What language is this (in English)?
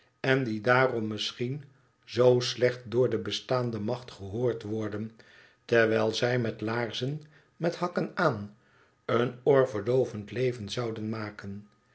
Dutch